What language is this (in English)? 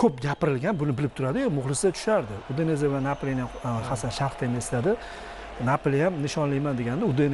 Turkish